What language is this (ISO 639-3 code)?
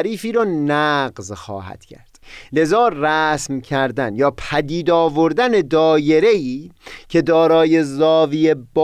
fas